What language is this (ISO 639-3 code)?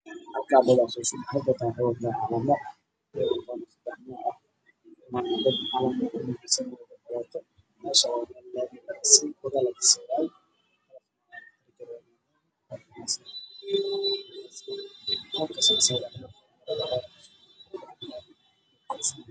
som